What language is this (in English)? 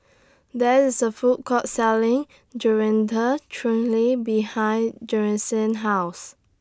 English